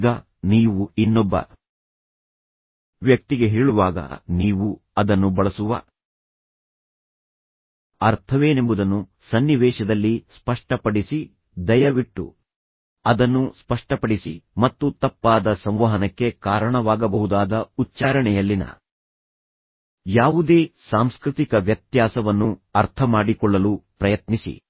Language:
Kannada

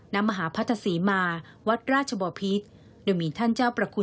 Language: Thai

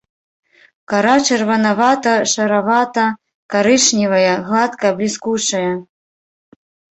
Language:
Belarusian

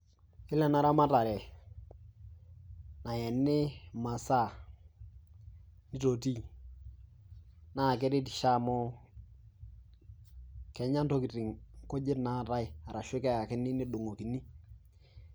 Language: Masai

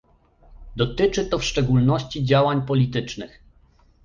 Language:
Polish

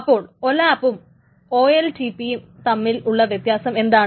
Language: Malayalam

